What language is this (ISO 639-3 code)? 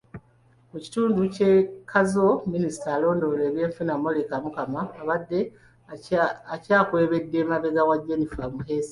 lug